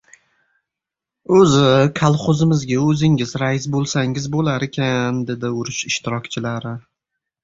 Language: Uzbek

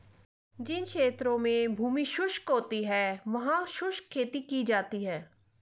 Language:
Hindi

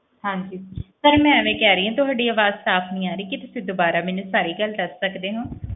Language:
Punjabi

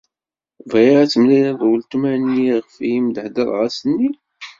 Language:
Kabyle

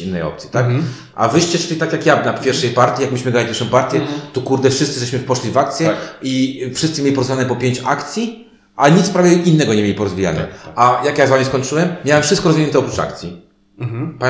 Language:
Polish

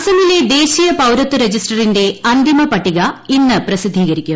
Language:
Malayalam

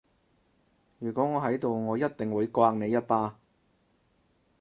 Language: Cantonese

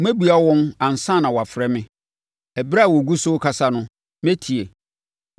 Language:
Akan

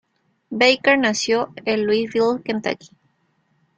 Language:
Spanish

